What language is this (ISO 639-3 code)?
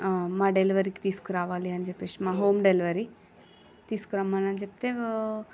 tel